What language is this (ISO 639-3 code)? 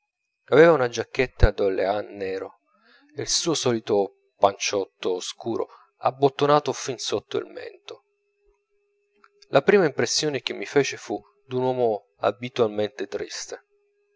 ita